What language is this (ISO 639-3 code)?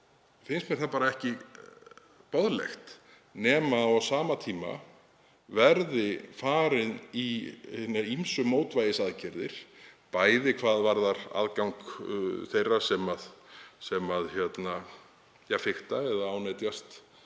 isl